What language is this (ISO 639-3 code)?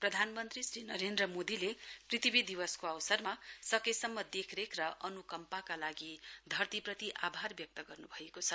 nep